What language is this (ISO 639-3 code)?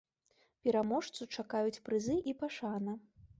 bel